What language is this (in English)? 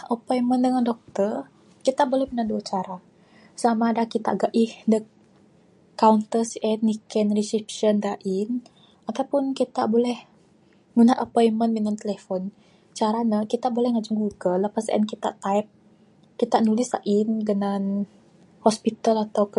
Bukar-Sadung Bidayuh